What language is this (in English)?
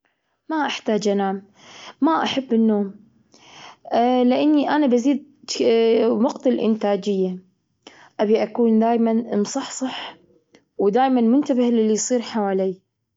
Gulf Arabic